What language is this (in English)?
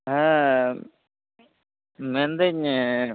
Santali